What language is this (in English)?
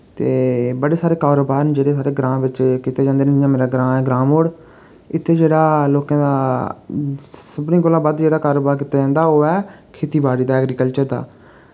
Dogri